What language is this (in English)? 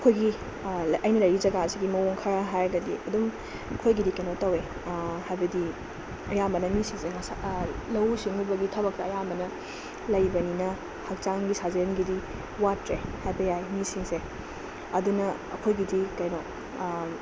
Manipuri